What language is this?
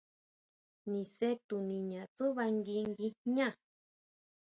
Huautla Mazatec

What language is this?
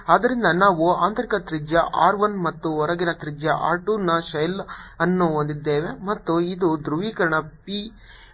Kannada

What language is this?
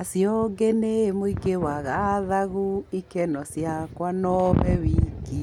Kikuyu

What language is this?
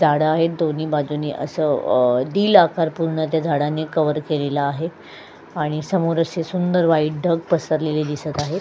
Marathi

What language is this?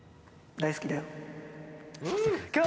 Japanese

